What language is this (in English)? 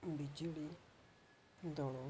Odia